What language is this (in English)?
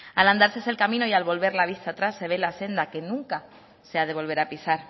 Spanish